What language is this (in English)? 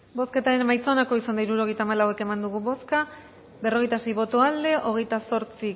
Basque